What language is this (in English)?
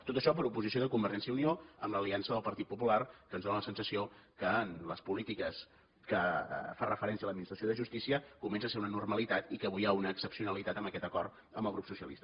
Catalan